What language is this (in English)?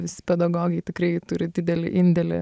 Lithuanian